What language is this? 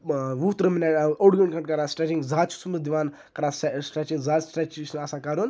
Kashmiri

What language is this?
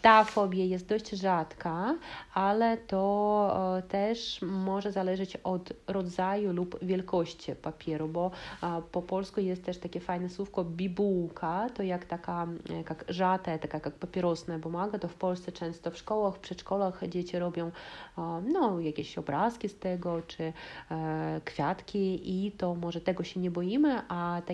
Polish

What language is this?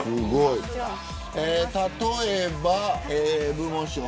Japanese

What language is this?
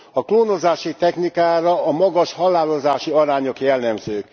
Hungarian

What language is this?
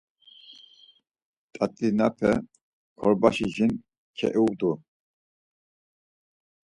Laz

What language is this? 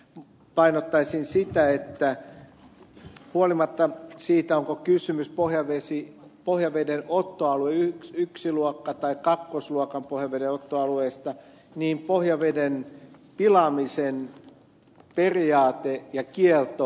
Finnish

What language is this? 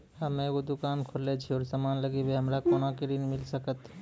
Maithili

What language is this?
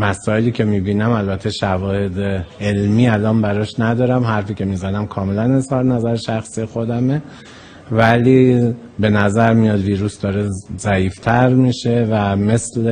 Persian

